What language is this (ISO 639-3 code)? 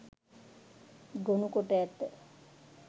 sin